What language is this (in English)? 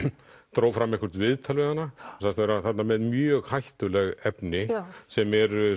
Icelandic